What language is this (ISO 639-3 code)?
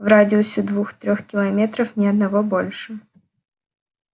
rus